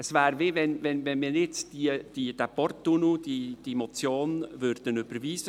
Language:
Swiss German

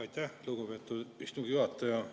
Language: Estonian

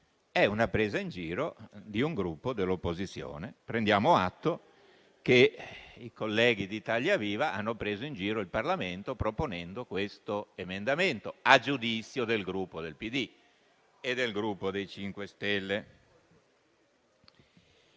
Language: Italian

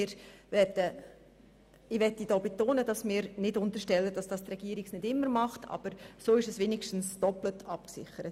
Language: Swiss German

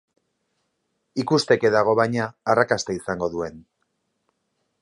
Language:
Basque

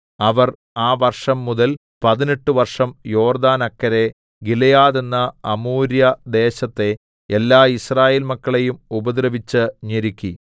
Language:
Malayalam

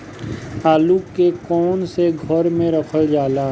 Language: Bhojpuri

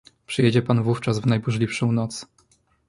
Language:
Polish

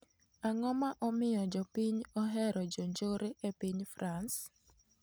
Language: Luo (Kenya and Tanzania)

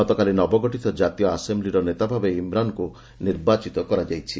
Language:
Odia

